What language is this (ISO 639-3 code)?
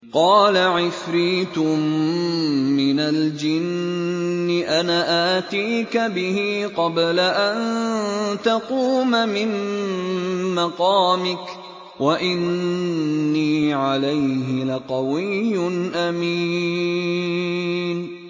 ara